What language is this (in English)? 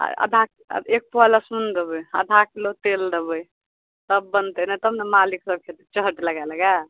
Maithili